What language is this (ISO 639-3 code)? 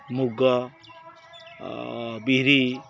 ori